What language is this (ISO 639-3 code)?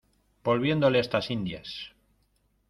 spa